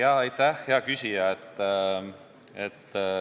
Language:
Estonian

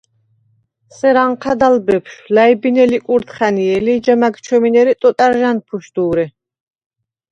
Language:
Svan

